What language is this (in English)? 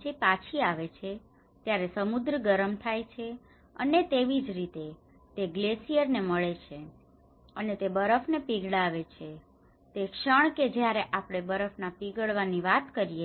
Gujarati